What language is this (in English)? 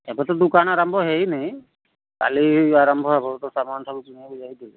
Odia